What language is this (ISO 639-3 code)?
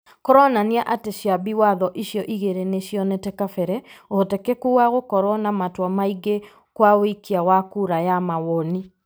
kik